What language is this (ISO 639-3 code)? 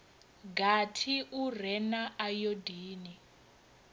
ven